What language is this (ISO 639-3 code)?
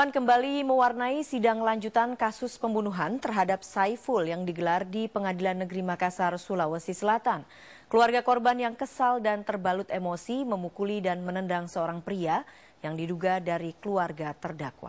ind